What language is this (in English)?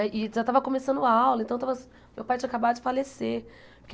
Portuguese